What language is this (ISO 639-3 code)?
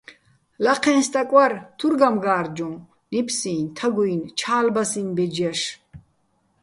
bbl